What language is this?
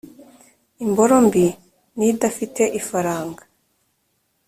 Kinyarwanda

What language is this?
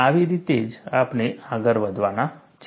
Gujarati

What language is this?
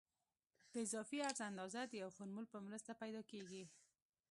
Pashto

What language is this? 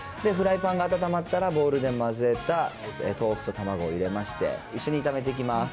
Japanese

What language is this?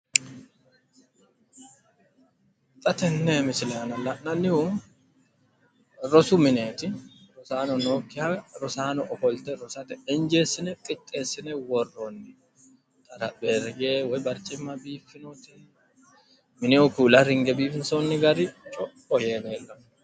Sidamo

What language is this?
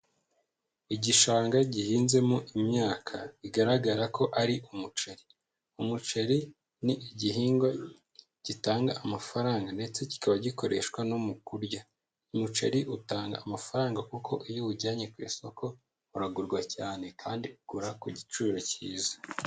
Kinyarwanda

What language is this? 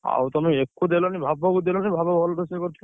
Odia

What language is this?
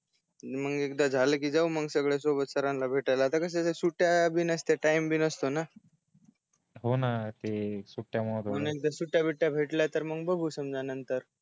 Marathi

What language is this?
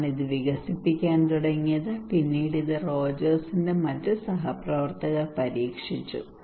Malayalam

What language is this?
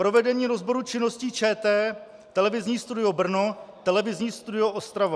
Czech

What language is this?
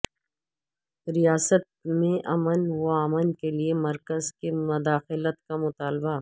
Urdu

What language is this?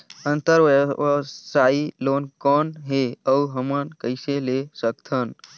Chhattisgarhi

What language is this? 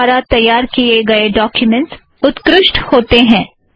Hindi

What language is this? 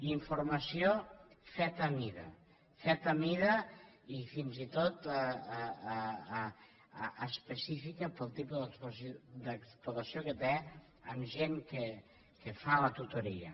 Catalan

